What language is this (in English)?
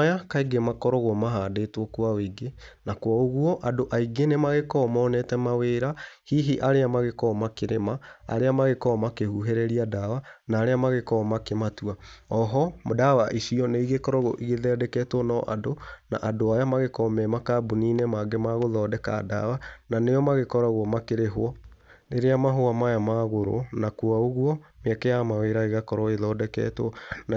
Kikuyu